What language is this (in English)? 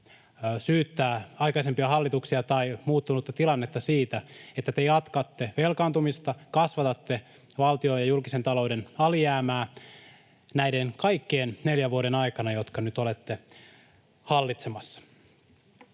Finnish